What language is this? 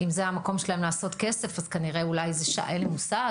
Hebrew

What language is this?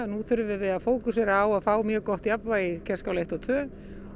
Icelandic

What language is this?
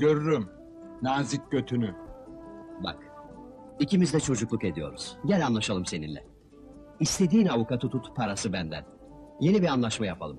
Turkish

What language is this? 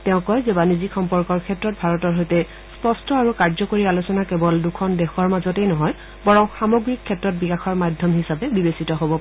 Assamese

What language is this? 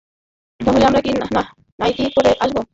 Bangla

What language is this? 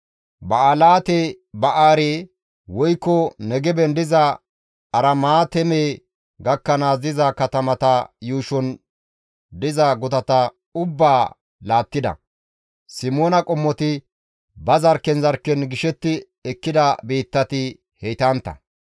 Gamo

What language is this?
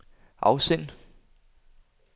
Danish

